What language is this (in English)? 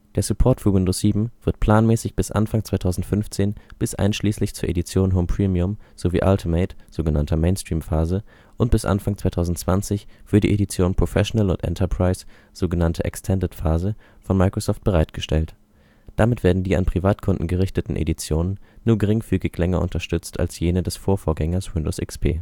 German